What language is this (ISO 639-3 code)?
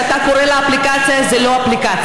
heb